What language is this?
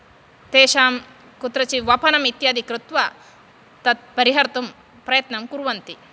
Sanskrit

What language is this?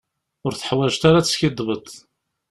Kabyle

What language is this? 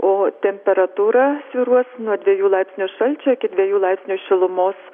Lithuanian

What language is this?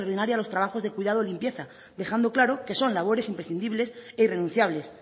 Spanish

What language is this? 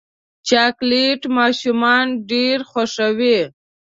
Pashto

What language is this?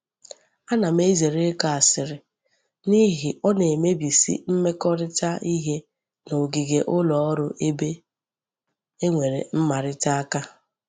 Igbo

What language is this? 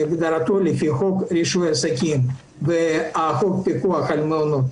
Hebrew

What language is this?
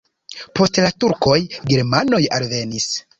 Esperanto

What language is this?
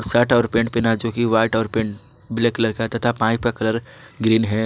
Hindi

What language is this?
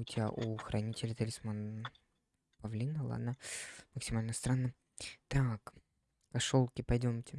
Russian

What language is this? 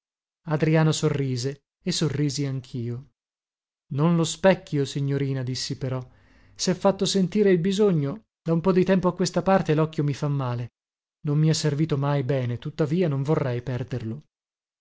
Italian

